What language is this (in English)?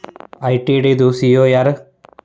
Kannada